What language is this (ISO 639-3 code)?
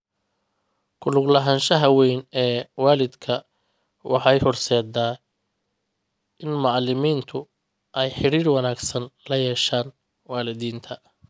som